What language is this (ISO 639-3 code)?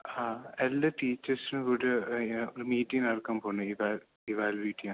mal